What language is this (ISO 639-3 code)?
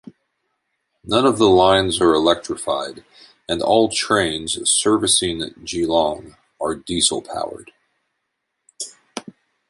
eng